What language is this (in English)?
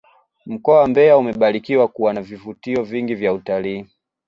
Swahili